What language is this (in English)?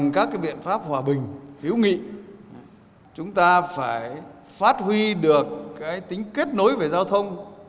Vietnamese